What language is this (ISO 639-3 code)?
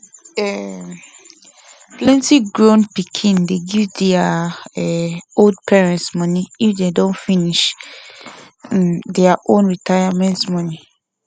pcm